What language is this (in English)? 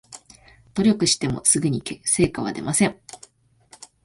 Japanese